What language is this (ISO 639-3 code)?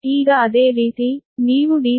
kan